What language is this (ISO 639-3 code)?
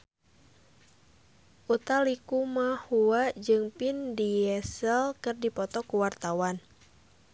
sun